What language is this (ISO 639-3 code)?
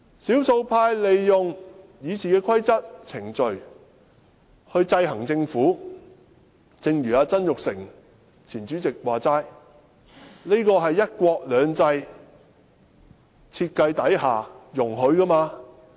yue